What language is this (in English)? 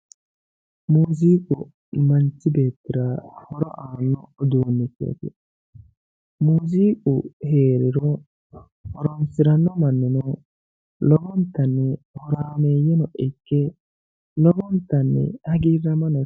Sidamo